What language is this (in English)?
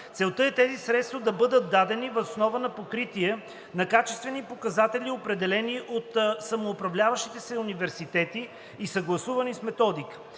Bulgarian